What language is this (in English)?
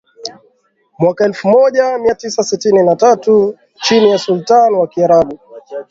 Swahili